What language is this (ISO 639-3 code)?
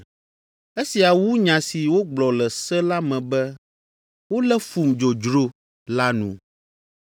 ewe